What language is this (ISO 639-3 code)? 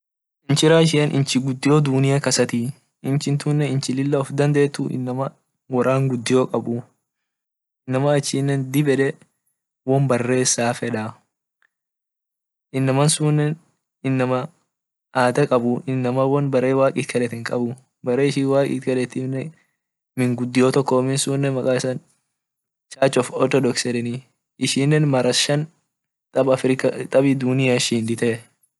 orc